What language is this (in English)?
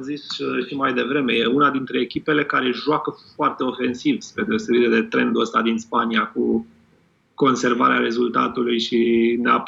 Romanian